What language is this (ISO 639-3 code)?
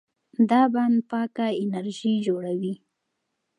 pus